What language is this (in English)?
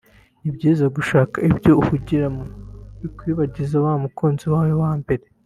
Kinyarwanda